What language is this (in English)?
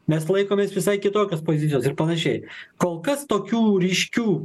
Lithuanian